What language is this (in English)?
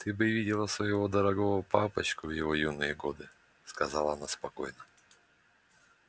Russian